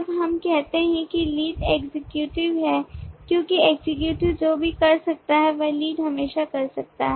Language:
Hindi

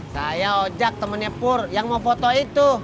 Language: Indonesian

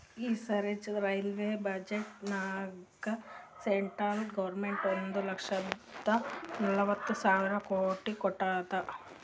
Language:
Kannada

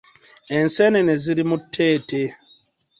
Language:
Ganda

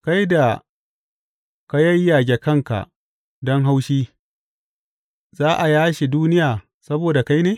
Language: Hausa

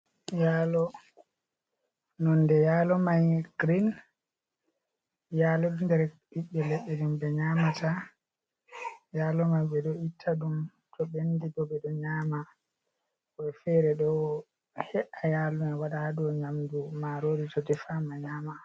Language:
Fula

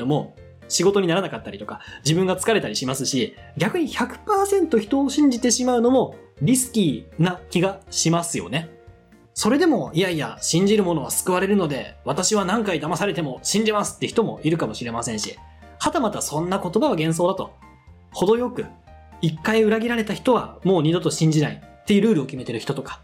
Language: Japanese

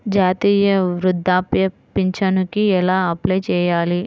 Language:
Telugu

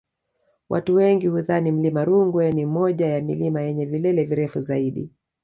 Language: Swahili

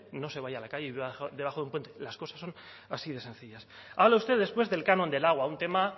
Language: Spanish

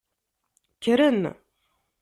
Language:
Kabyle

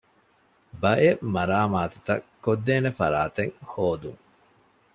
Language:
Divehi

